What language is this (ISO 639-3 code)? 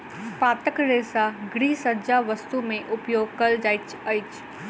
mai